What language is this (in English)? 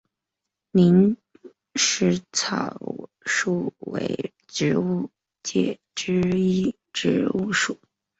Chinese